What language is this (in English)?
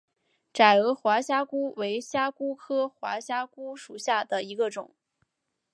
Chinese